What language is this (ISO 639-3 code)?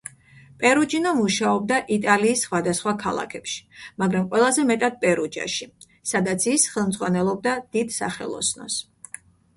kat